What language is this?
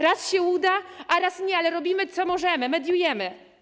Polish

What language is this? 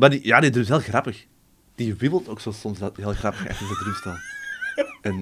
Dutch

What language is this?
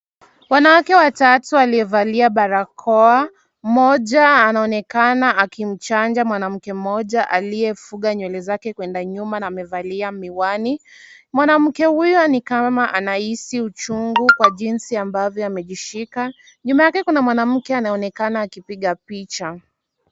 Swahili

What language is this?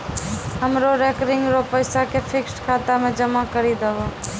Maithili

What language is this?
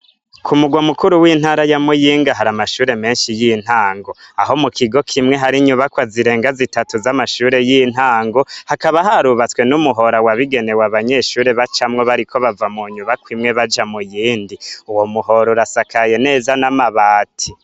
Rundi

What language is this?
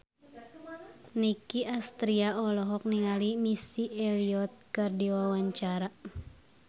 Sundanese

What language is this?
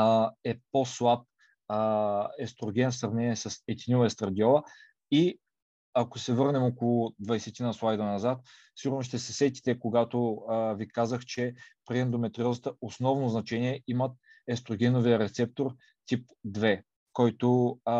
Bulgarian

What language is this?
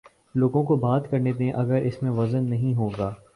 Urdu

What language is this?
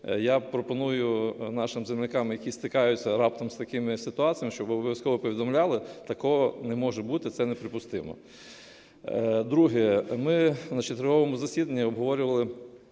Ukrainian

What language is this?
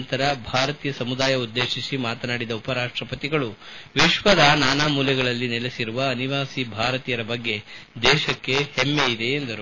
Kannada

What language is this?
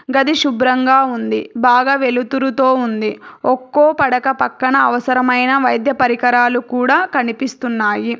Telugu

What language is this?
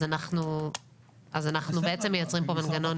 Hebrew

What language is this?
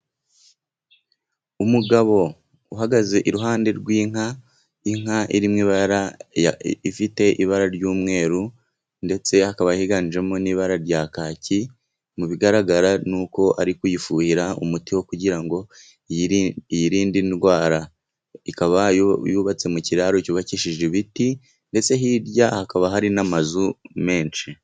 Kinyarwanda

